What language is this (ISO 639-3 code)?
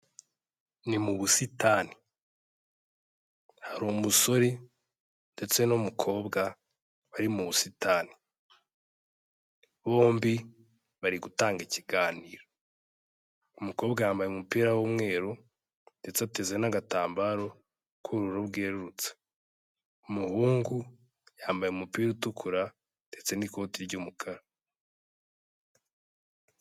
kin